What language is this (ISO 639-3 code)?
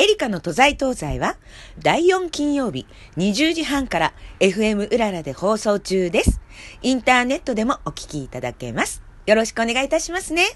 jpn